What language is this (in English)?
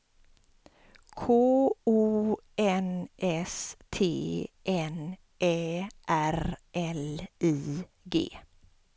Swedish